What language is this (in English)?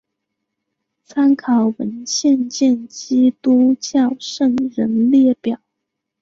Chinese